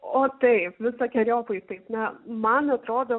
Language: Lithuanian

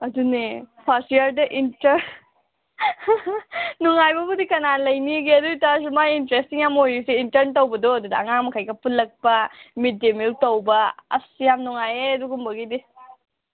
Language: Manipuri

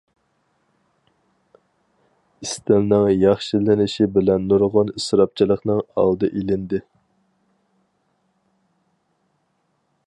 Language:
Uyghur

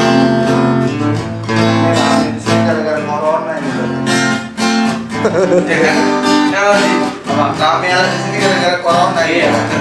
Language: Indonesian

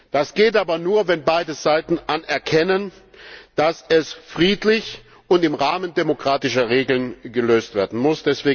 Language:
German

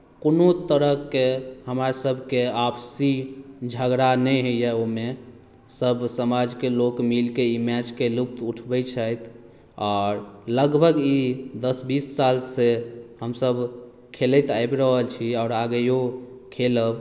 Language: Maithili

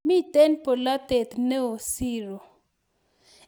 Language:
Kalenjin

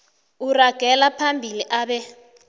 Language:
South Ndebele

